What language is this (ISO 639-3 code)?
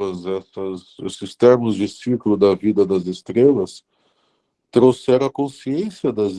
por